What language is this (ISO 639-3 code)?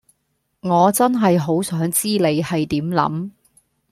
yue